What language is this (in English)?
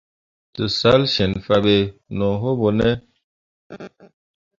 Mundang